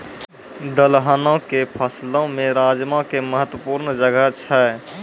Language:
Maithili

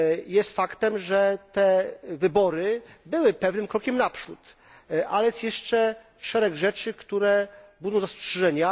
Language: Polish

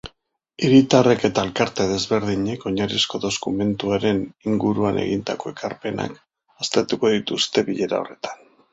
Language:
Basque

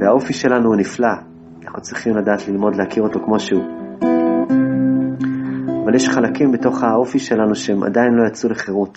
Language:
Hebrew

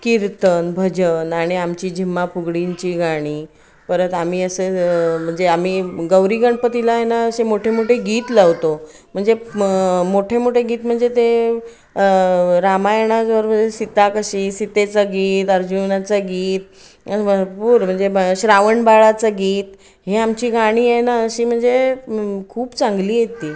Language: Marathi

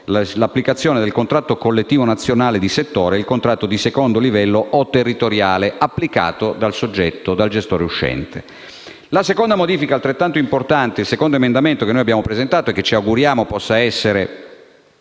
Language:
Italian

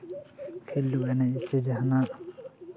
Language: Santali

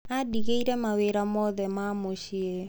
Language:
Kikuyu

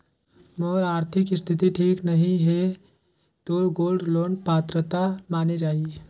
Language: Chhattisgarhi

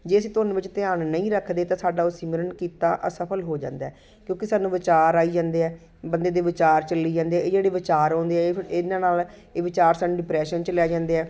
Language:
Punjabi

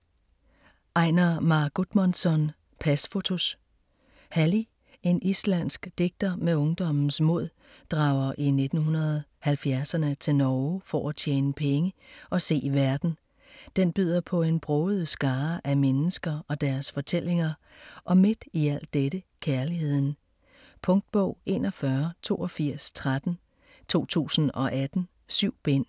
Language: Danish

